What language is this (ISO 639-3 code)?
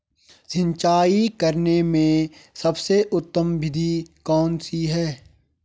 hin